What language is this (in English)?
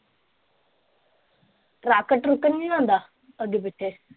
Punjabi